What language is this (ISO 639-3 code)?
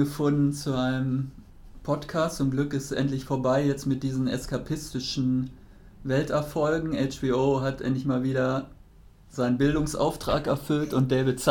deu